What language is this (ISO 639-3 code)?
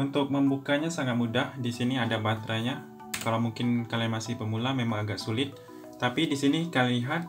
ind